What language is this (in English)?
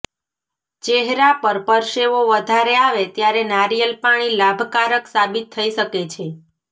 Gujarati